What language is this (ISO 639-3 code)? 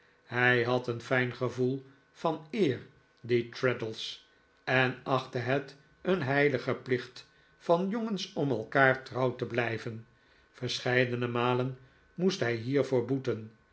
nld